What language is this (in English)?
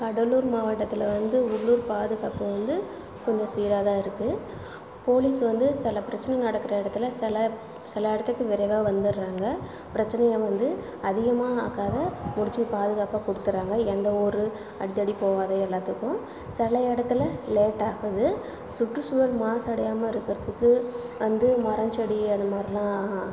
Tamil